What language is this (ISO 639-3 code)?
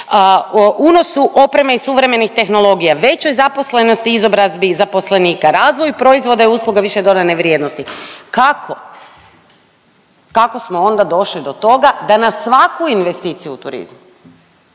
hrv